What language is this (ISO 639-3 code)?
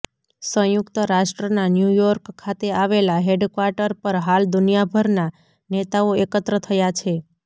guj